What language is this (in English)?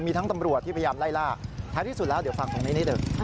Thai